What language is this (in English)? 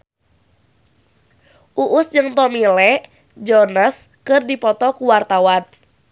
Sundanese